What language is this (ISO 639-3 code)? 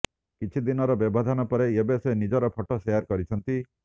ori